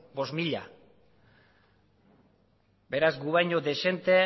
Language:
Basque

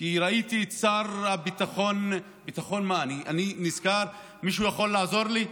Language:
Hebrew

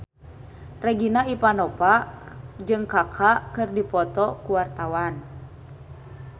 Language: Sundanese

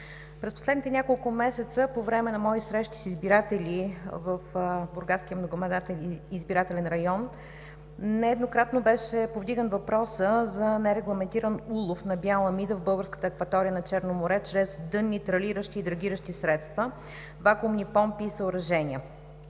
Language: Bulgarian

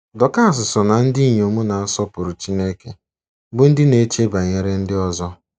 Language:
Igbo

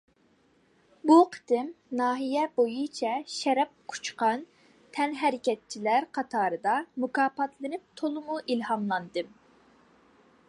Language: Uyghur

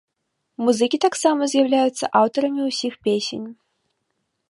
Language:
Belarusian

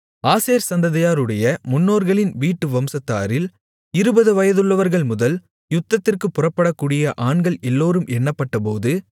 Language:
Tamil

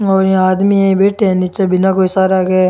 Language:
Rajasthani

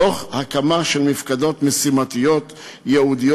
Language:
Hebrew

